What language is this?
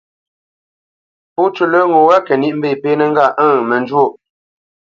Bamenyam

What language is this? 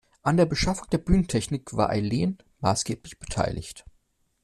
German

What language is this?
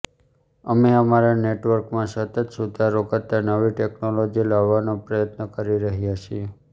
Gujarati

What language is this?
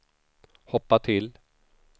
Swedish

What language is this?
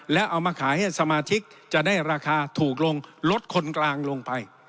Thai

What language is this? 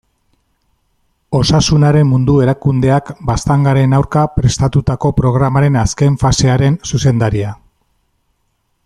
Basque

